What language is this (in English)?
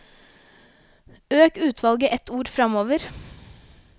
Norwegian